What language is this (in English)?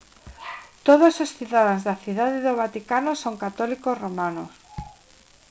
Galician